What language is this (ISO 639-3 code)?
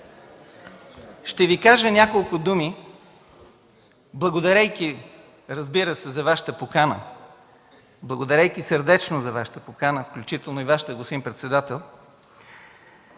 bul